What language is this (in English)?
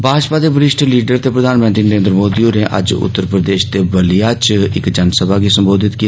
Dogri